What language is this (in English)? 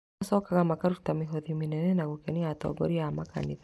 Kikuyu